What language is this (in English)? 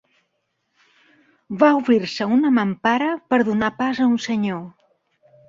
Catalan